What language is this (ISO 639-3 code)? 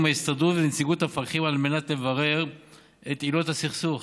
heb